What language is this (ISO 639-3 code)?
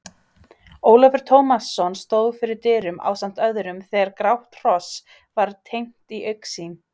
isl